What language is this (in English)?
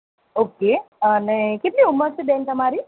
Gujarati